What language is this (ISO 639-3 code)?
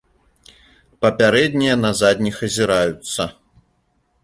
bel